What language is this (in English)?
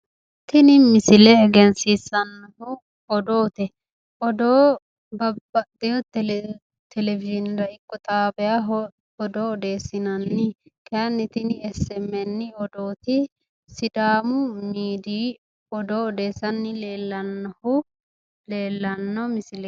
Sidamo